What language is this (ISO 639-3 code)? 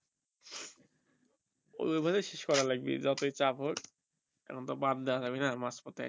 ben